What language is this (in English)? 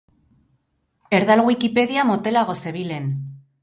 Basque